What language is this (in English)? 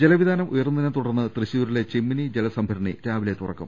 Malayalam